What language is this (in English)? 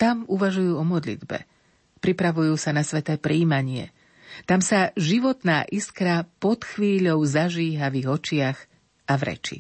Slovak